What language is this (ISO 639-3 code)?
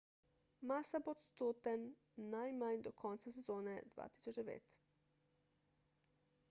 slv